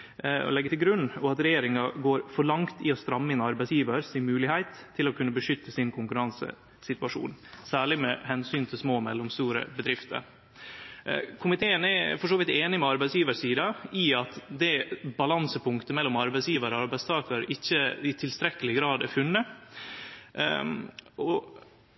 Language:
Norwegian Nynorsk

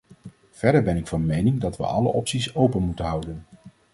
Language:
Dutch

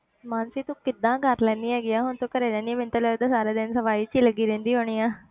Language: Punjabi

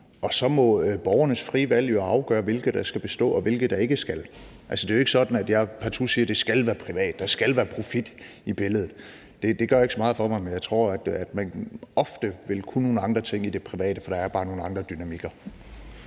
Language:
Danish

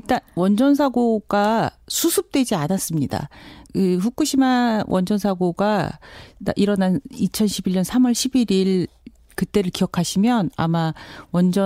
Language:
Korean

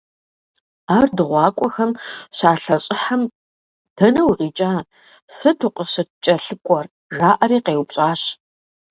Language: Kabardian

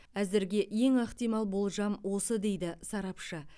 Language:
Kazakh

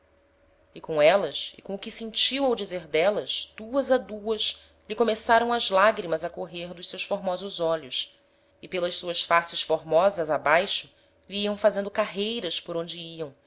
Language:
Portuguese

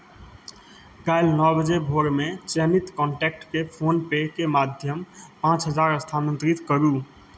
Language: Maithili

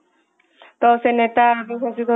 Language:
Odia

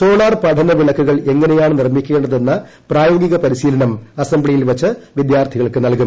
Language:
Malayalam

